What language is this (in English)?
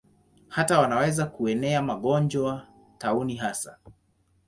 Swahili